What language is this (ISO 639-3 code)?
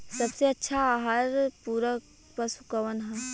bho